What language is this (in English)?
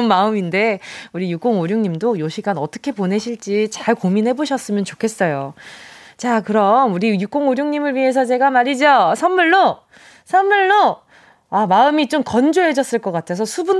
Korean